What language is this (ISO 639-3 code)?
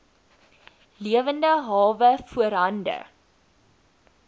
afr